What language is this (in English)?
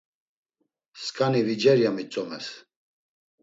Laz